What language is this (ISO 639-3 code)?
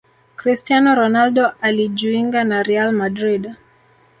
swa